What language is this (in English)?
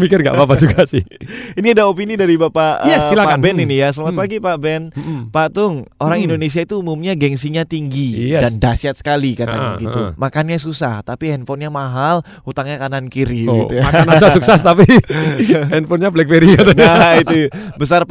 Indonesian